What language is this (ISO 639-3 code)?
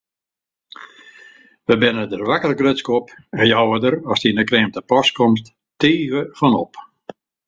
fry